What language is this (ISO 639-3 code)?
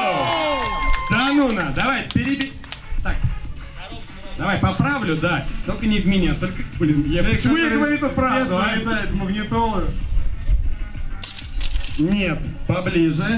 rus